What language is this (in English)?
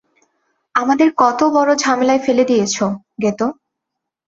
Bangla